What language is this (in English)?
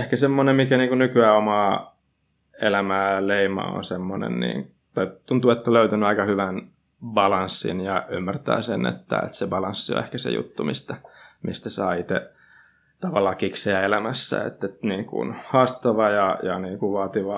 Finnish